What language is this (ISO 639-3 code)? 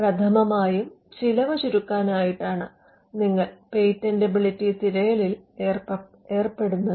mal